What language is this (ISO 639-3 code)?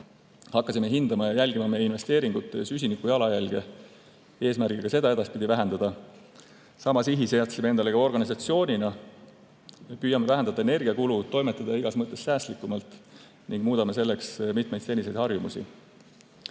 est